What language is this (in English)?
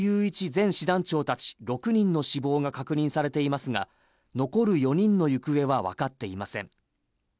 Japanese